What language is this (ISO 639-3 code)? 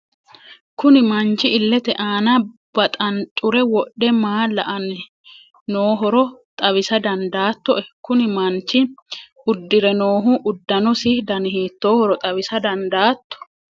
sid